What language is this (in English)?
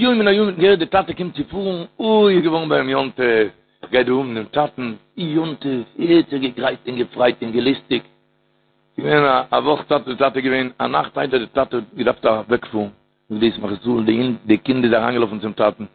Hebrew